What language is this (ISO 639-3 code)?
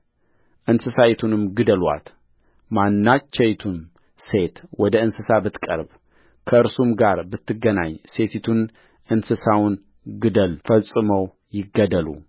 amh